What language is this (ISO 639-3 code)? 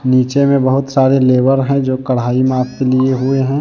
hin